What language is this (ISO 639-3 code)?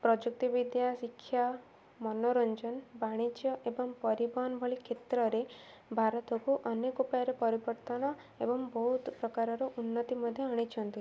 ori